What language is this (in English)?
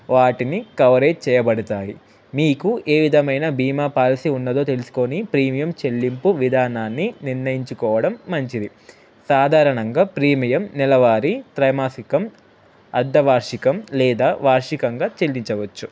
Telugu